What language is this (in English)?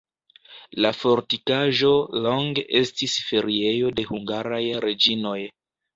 Esperanto